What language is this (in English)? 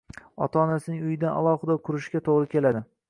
Uzbek